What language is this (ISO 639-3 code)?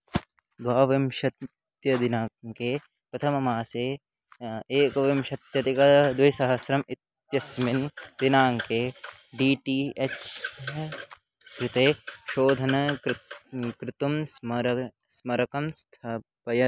san